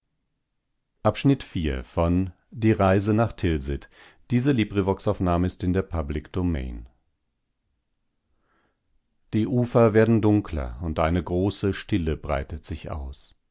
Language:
German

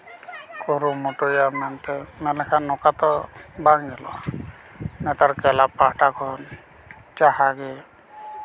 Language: Santali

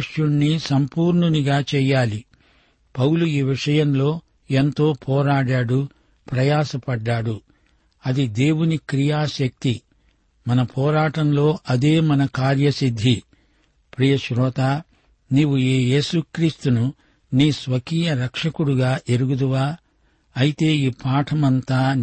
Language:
Telugu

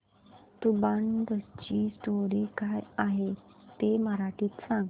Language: Marathi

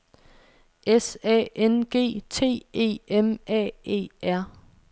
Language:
Danish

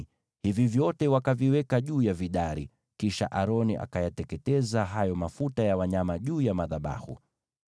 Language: Swahili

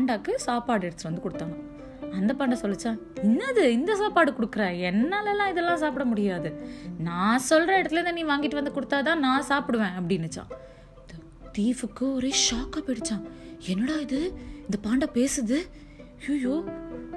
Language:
Tamil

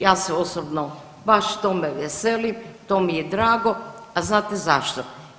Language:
Croatian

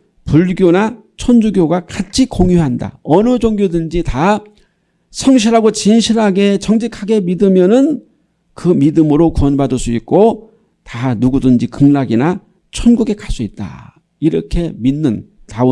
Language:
Korean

